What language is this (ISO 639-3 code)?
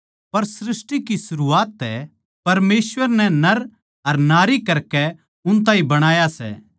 bgc